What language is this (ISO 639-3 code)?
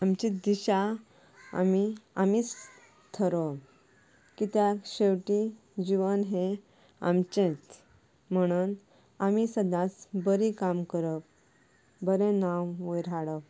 kok